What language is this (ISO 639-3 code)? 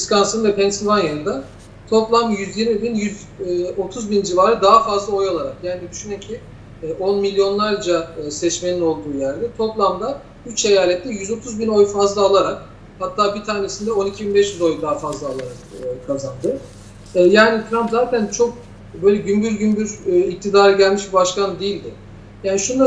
tur